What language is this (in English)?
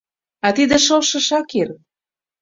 Mari